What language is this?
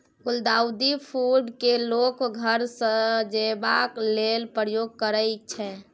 Maithili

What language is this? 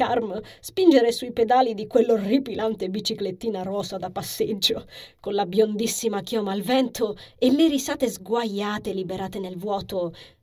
Italian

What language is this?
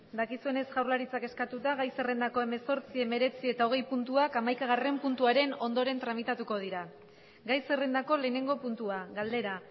Basque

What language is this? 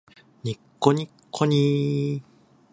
Japanese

